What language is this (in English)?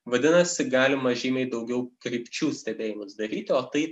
Lithuanian